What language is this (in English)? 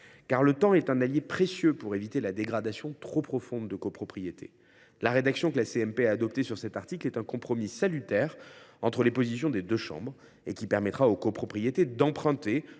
French